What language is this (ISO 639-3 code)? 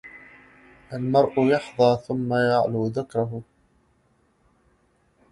ara